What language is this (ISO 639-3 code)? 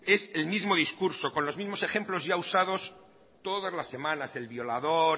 spa